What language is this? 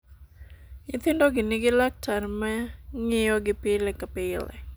Luo (Kenya and Tanzania)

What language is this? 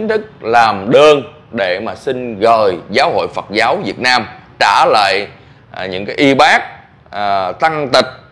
Vietnamese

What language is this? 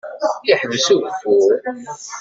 Kabyle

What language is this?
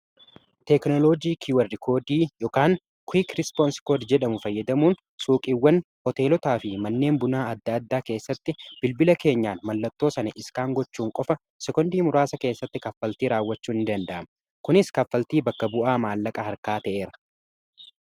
Oromo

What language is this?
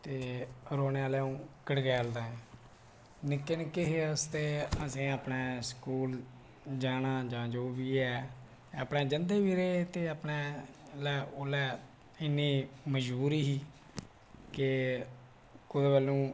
Dogri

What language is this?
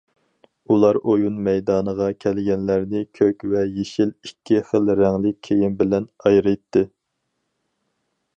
Uyghur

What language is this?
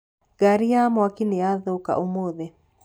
Kikuyu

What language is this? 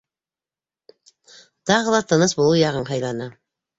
Bashkir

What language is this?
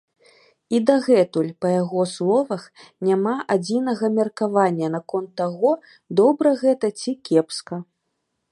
Belarusian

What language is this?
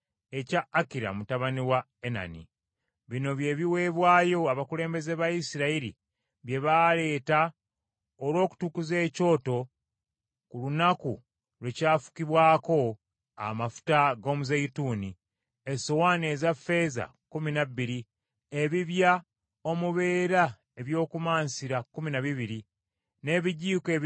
Ganda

